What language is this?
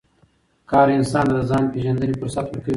Pashto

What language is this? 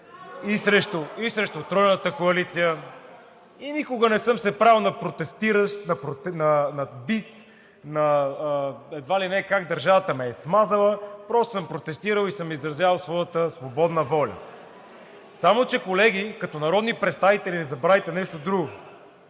Bulgarian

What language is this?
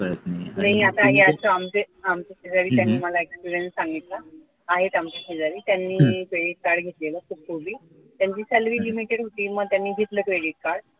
Marathi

